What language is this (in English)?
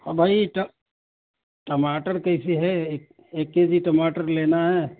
Urdu